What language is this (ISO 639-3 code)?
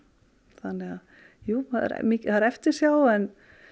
isl